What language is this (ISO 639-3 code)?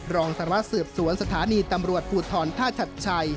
tha